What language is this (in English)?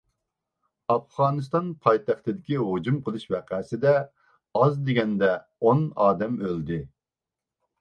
Uyghur